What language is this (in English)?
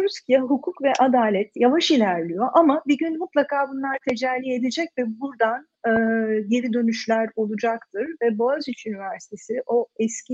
Turkish